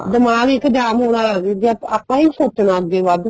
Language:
Punjabi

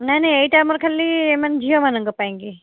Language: Odia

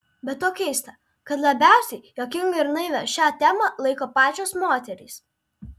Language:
Lithuanian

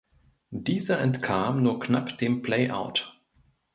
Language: German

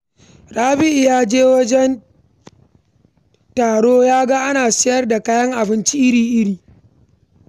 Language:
Hausa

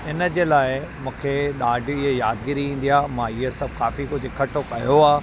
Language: Sindhi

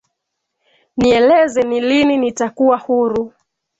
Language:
Swahili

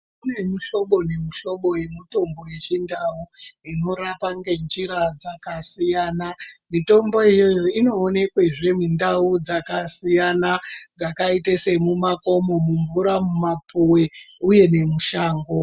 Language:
Ndau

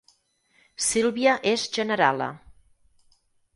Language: Catalan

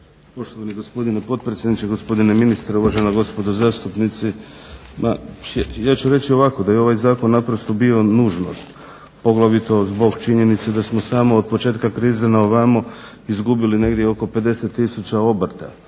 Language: Croatian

